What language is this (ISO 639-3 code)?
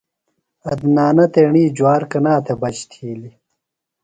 phl